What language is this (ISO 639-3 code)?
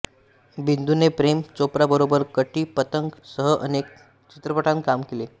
mar